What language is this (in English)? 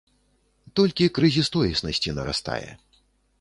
Belarusian